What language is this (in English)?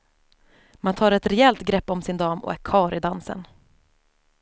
Swedish